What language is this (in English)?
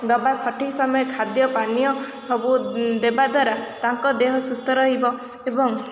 Odia